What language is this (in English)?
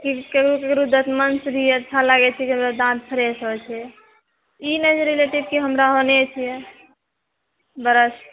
Maithili